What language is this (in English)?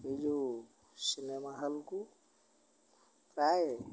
Odia